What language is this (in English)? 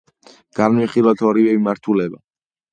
Georgian